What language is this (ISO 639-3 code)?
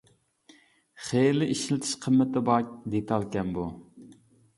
uig